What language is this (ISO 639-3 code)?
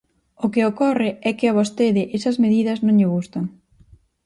glg